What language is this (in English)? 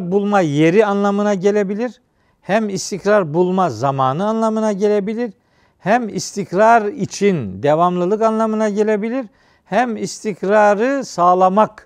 Turkish